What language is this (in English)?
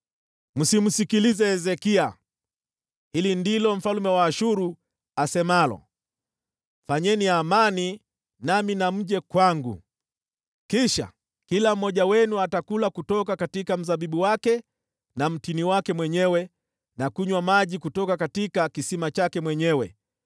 Swahili